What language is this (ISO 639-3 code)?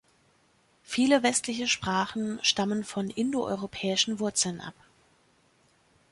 deu